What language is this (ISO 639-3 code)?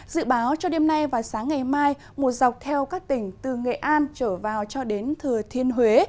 vie